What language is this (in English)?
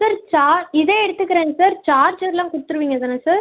Tamil